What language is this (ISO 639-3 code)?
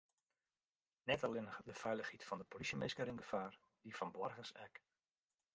fry